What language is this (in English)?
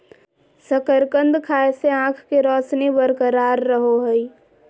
Magahi